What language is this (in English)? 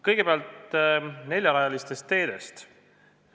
Estonian